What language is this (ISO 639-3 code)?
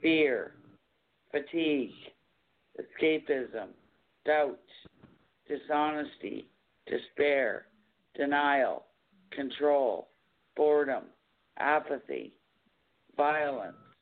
eng